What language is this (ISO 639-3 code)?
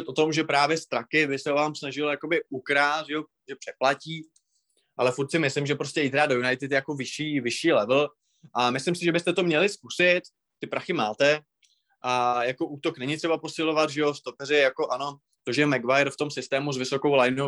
ces